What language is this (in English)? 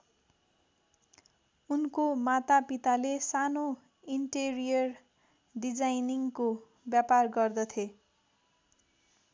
Nepali